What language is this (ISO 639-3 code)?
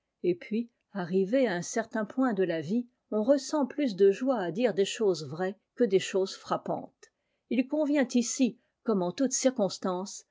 fra